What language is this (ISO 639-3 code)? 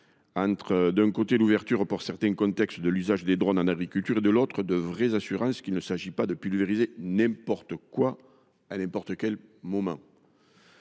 fra